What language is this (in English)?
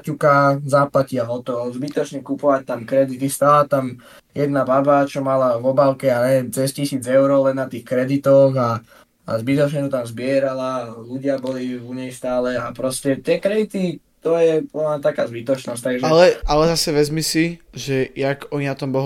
Slovak